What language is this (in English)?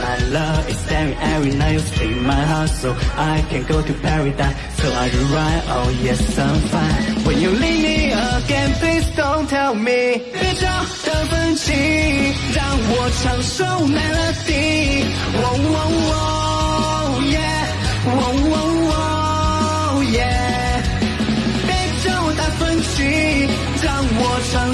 Chinese